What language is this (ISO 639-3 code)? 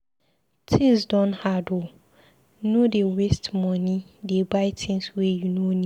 pcm